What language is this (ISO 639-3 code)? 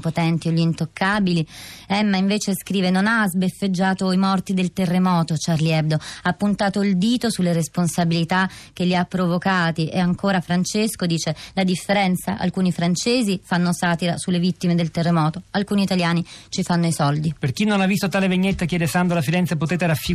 ita